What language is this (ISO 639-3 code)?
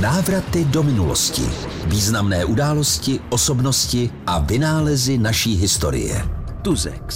ces